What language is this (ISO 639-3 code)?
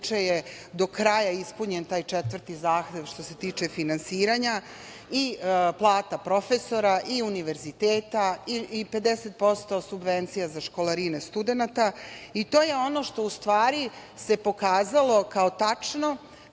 srp